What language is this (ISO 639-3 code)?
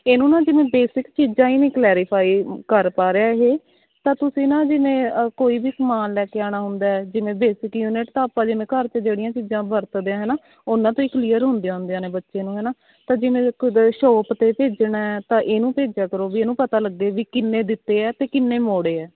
pan